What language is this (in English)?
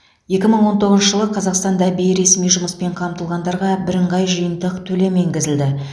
Kazakh